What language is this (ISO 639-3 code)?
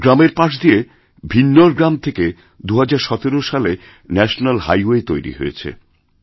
ben